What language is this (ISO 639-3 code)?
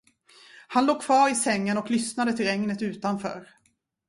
swe